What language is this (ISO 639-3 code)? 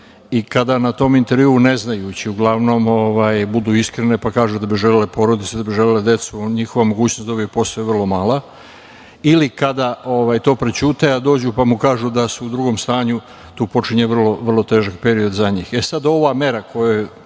srp